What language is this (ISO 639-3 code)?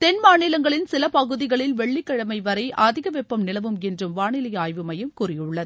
tam